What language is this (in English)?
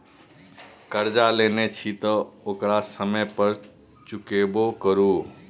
Maithili